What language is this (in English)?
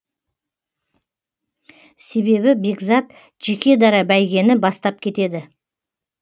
Kazakh